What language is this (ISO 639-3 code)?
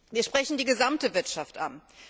deu